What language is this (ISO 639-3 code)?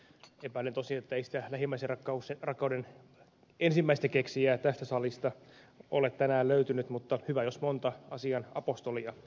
fin